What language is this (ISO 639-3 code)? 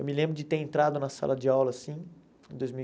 por